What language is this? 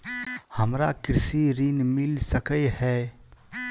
Maithili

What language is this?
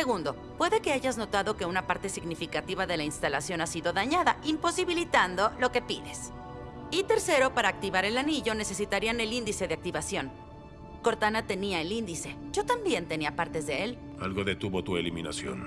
Spanish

